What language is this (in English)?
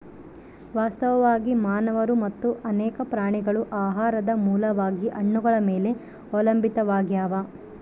Kannada